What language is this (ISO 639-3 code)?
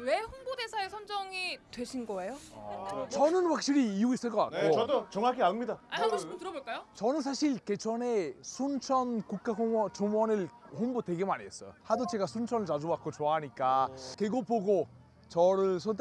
kor